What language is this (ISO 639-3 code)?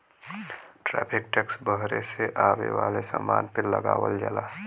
bho